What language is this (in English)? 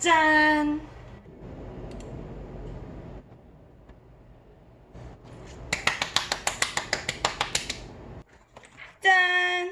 Korean